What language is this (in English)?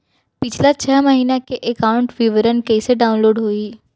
Chhattisgarhi